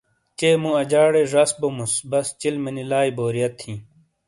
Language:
Shina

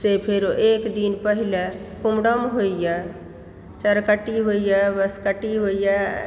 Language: Maithili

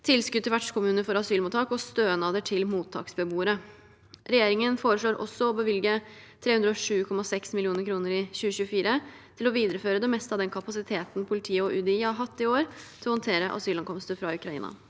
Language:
Norwegian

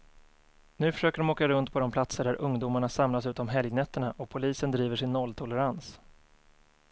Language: Swedish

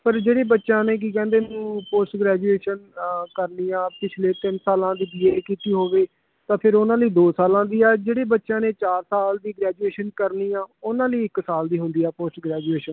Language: Punjabi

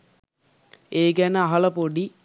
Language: Sinhala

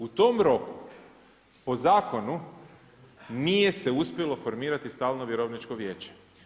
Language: Croatian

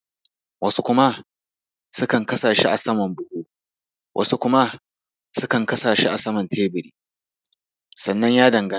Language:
Hausa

